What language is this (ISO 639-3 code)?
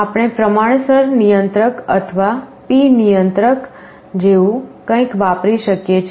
guj